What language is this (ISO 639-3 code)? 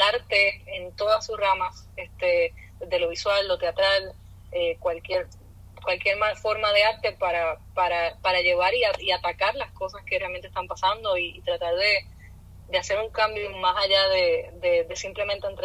spa